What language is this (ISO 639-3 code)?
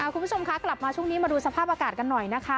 tha